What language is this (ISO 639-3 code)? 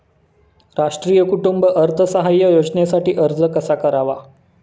mar